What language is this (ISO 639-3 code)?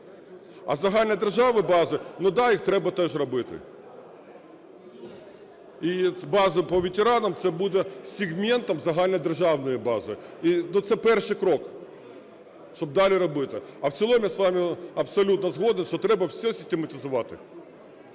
ukr